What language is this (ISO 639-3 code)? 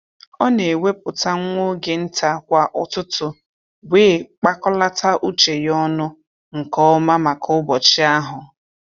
ibo